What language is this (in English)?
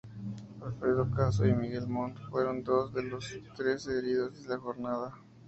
Spanish